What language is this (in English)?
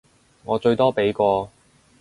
Cantonese